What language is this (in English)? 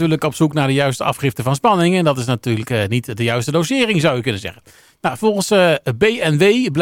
Dutch